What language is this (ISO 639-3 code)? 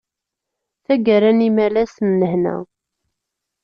kab